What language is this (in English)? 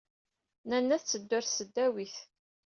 Kabyle